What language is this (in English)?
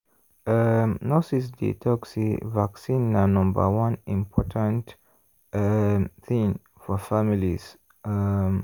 Nigerian Pidgin